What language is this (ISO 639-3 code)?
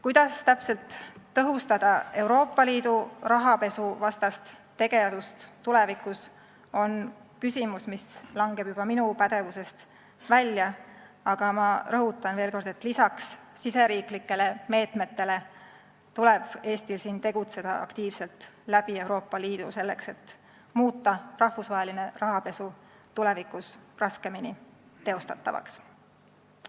est